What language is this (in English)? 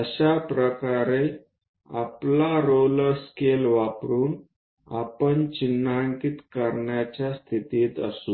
Marathi